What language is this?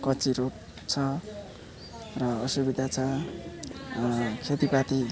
Nepali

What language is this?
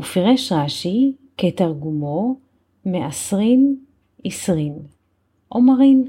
Hebrew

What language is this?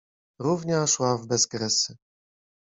Polish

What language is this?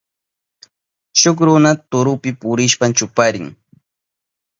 Southern Pastaza Quechua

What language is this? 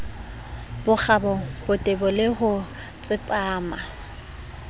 Southern Sotho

